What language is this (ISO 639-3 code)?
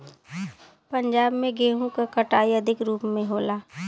bho